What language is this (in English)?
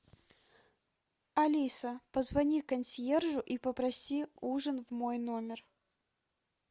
Russian